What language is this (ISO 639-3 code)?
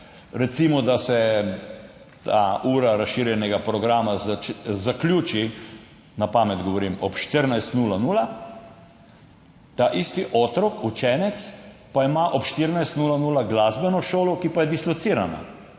slv